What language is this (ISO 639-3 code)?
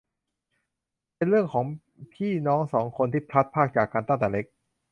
tha